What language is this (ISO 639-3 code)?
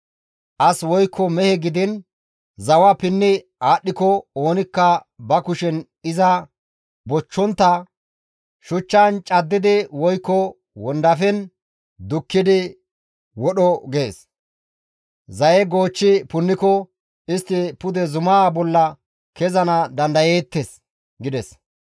gmv